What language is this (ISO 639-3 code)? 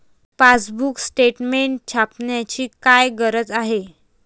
mar